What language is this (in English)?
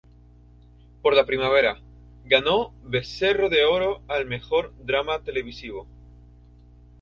Spanish